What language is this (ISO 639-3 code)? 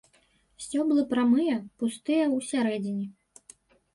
bel